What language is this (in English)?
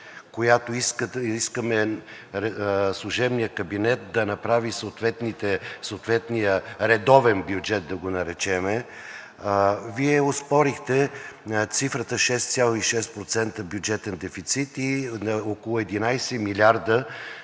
Bulgarian